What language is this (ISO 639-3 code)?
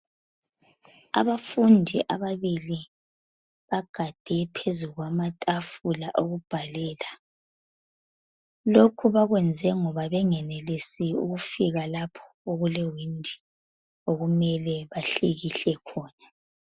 nde